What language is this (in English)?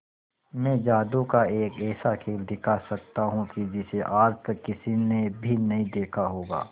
Hindi